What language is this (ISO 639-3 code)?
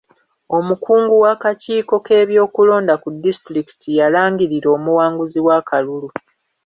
lug